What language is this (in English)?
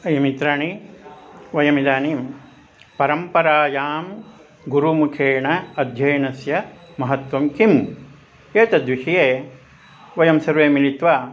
Sanskrit